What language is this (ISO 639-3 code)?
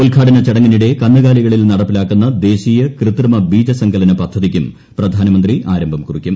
mal